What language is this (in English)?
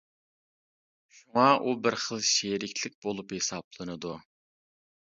Uyghur